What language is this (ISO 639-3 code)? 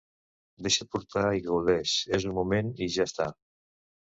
cat